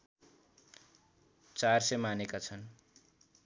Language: Nepali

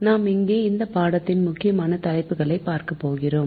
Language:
Tamil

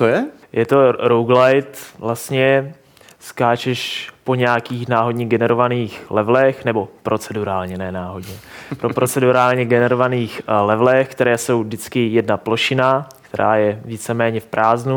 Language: Czech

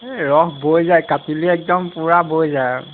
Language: Assamese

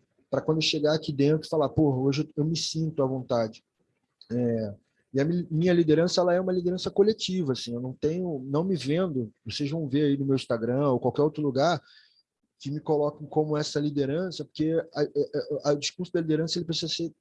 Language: Portuguese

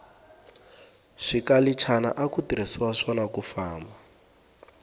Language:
Tsonga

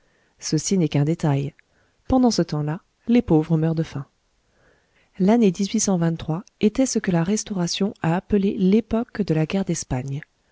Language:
French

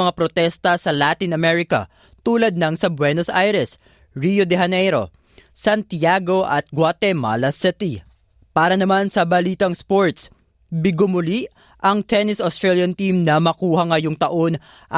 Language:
Filipino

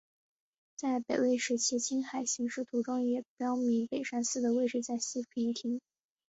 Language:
Chinese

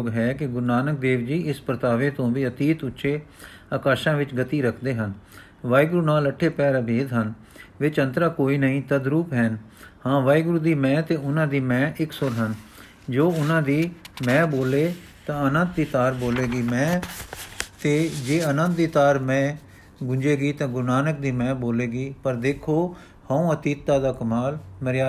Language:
Punjabi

